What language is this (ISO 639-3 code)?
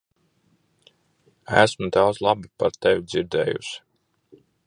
lav